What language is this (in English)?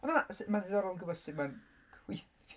Welsh